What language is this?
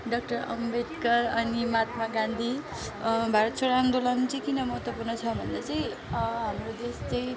Nepali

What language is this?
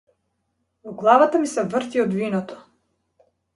Macedonian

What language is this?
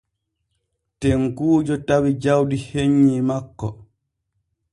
Borgu Fulfulde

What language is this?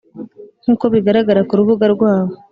Kinyarwanda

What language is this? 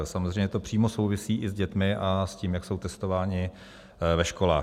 Czech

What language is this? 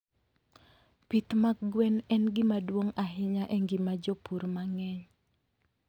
Luo (Kenya and Tanzania)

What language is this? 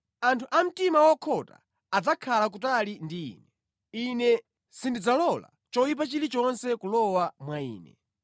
Nyanja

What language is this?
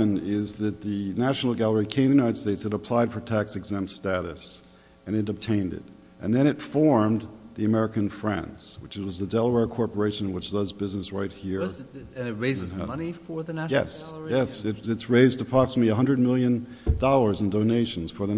English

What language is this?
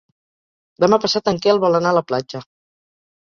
Catalan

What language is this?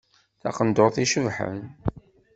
Kabyle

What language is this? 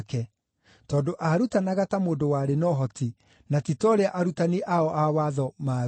Kikuyu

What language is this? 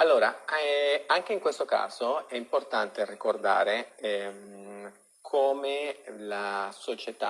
Italian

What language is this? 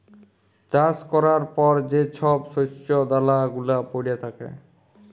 Bangla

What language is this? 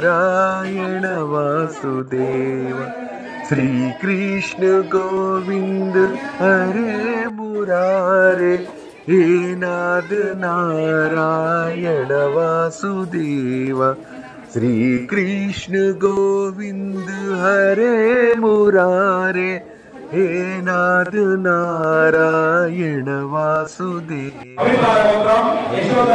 Hindi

